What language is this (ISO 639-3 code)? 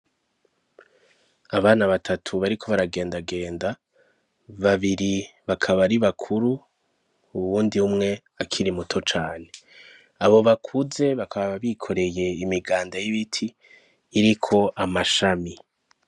run